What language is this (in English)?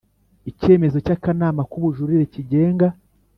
Kinyarwanda